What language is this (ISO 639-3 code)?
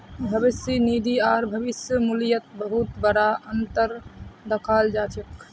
mag